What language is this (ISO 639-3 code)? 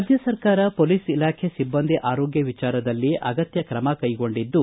kan